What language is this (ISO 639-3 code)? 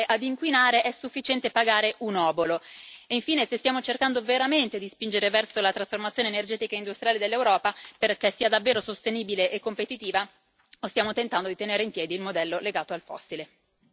ita